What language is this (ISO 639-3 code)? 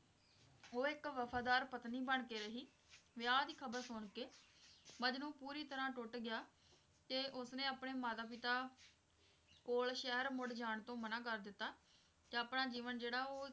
pan